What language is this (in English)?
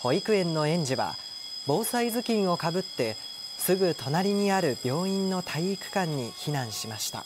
Japanese